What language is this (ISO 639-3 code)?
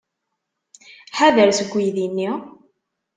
kab